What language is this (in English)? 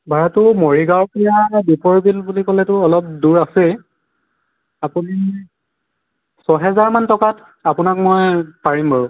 Assamese